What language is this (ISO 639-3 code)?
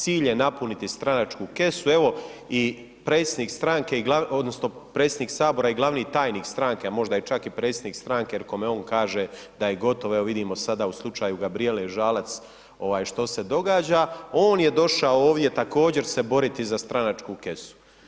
hrv